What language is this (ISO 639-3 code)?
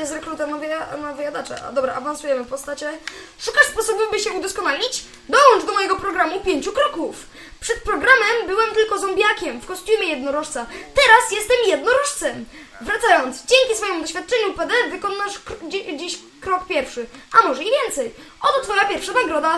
pol